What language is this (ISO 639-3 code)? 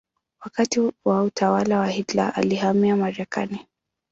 swa